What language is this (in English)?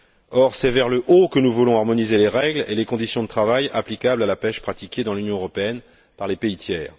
French